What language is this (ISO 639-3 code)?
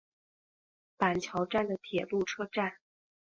zho